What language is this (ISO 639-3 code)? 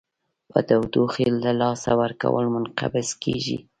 pus